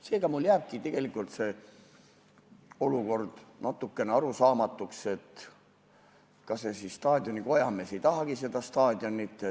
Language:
Estonian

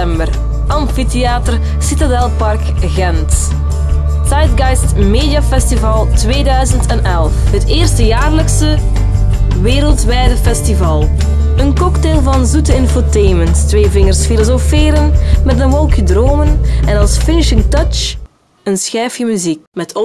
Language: Dutch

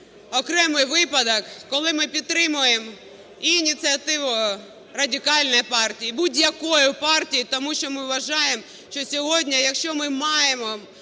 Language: Ukrainian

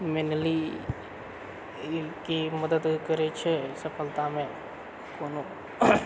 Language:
Maithili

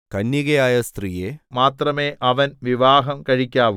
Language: Malayalam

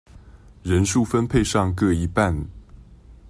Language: Chinese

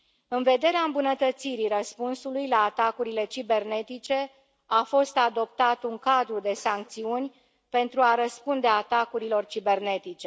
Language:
Romanian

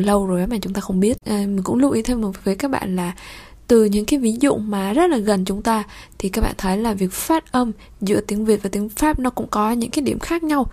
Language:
Vietnamese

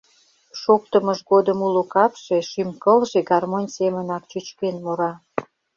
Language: Mari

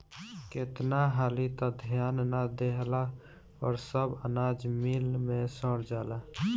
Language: Bhojpuri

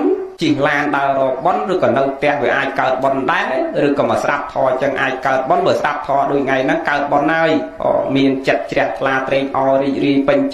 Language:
Vietnamese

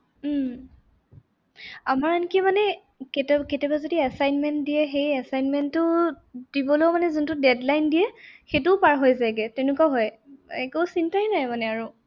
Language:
Assamese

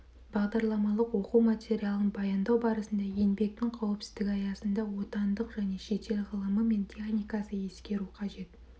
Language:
Kazakh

